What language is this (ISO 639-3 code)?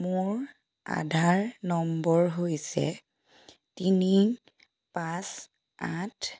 asm